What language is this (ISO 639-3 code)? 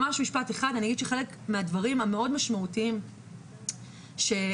heb